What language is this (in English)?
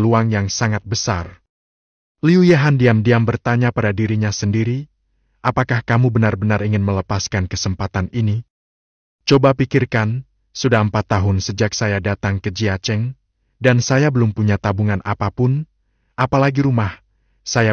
Indonesian